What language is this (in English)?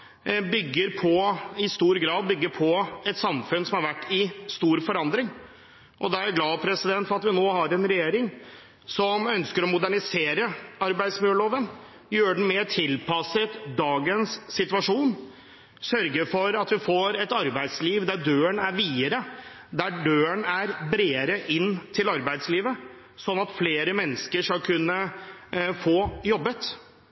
Norwegian Bokmål